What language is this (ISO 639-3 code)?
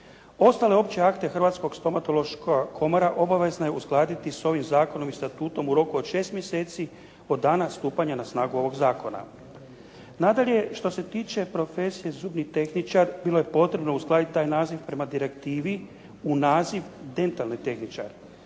hrv